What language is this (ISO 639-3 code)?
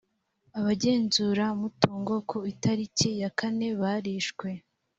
kin